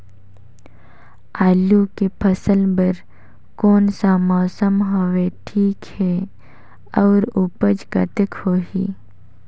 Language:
Chhattisgarhi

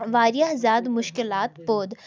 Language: Kashmiri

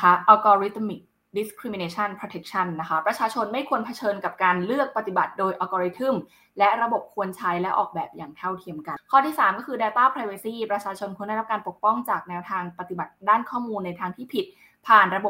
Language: Thai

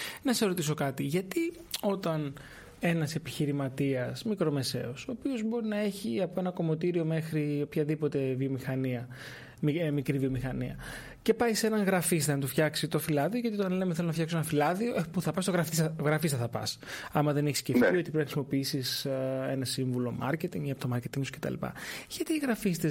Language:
Greek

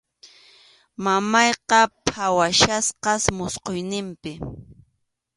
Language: Arequipa-La Unión Quechua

